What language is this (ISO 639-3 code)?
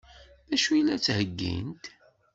kab